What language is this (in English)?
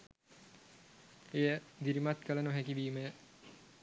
Sinhala